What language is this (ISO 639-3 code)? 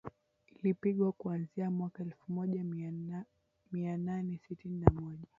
swa